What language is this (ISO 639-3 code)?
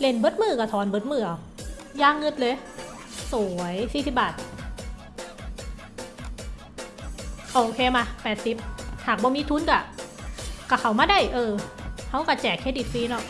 tha